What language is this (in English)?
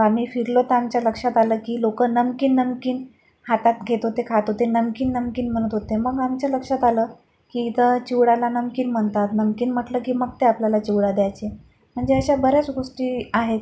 Marathi